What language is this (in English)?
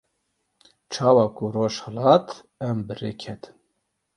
Kurdish